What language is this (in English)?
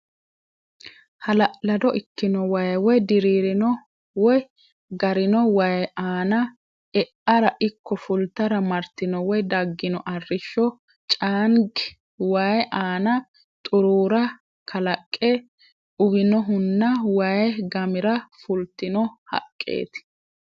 Sidamo